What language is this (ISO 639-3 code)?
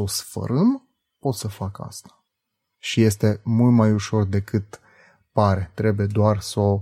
ron